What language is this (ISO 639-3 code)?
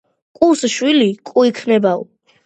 kat